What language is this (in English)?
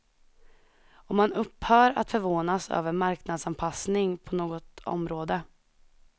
Swedish